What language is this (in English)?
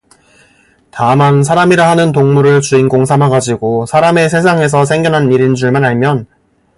Korean